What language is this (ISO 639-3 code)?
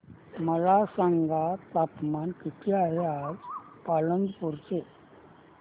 mar